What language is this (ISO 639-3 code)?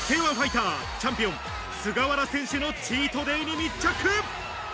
jpn